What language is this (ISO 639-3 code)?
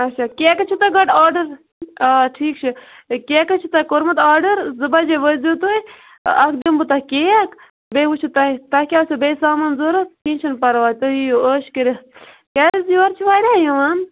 kas